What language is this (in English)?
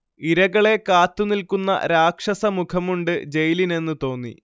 Malayalam